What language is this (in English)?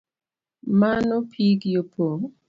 Luo (Kenya and Tanzania)